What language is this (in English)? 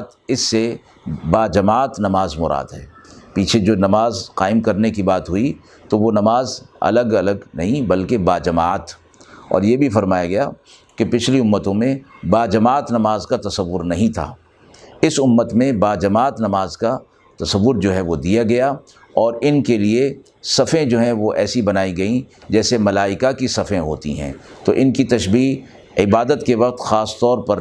Urdu